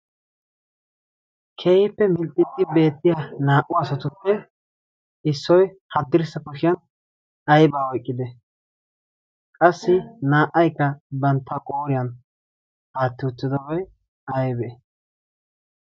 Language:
Wolaytta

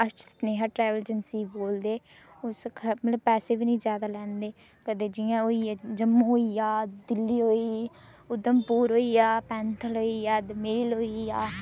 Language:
Dogri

